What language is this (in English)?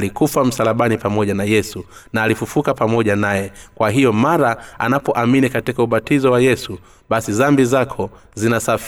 Swahili